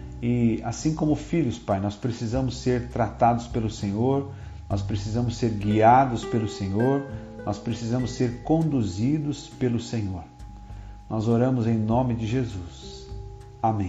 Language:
Portuguese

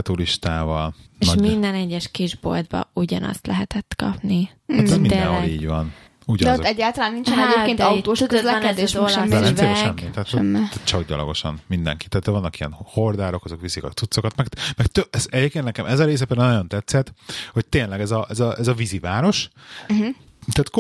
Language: Hungarian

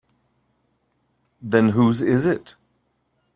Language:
English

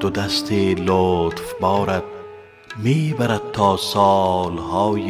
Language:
Persian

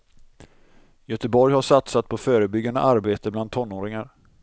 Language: Swedish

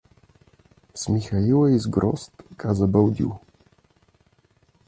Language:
Bulgarian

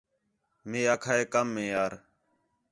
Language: Khetrani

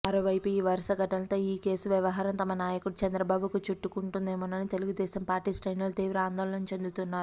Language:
Telugu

